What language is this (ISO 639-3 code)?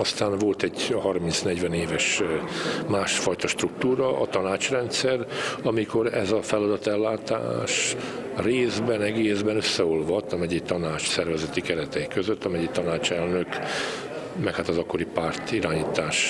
hun